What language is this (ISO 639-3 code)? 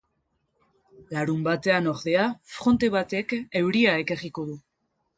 eus